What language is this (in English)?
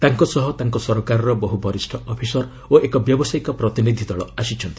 Odia